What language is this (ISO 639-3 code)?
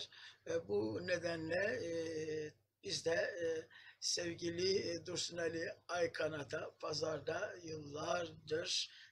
tur